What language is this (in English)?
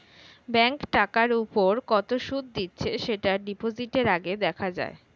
Bangla